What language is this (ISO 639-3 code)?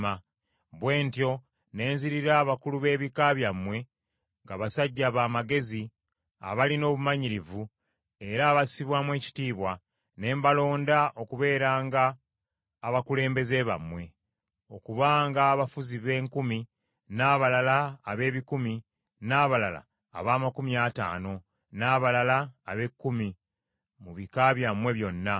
lug